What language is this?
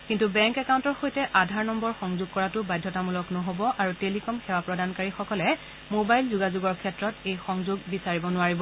Assamese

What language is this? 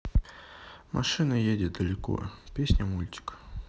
Russian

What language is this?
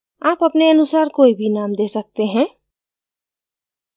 Hindi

